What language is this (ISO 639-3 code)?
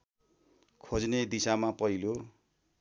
nep